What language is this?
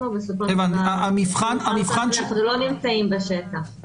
Hebrew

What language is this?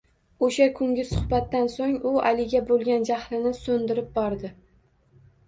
Uzbek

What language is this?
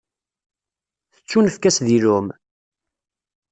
Kabyle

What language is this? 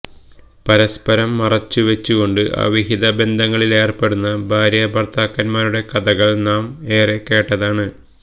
Malayalam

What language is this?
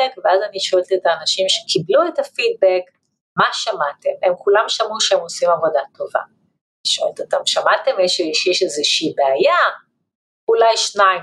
Hebrew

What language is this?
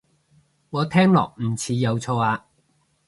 Cantonese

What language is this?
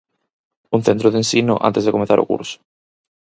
Galician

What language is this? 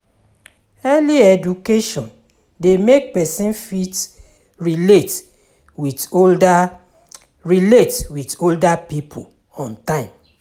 Nigerian Pidgin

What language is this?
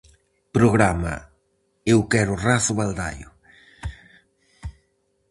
Galician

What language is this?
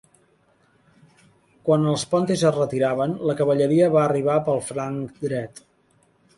Catalan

